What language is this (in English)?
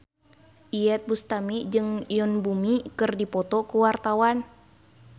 Sundanese